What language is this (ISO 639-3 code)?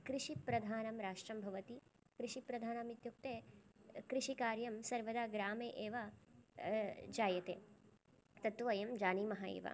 san